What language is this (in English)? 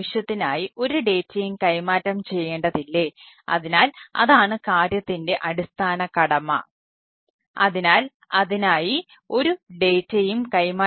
Malayalam